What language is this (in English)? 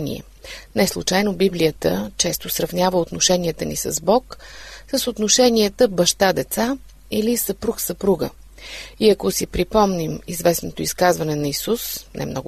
Bulgarian